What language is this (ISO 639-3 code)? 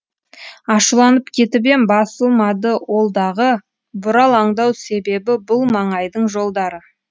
kaz